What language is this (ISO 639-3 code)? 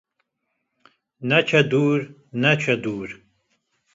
kur